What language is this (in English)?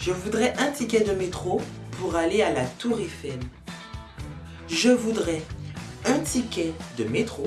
French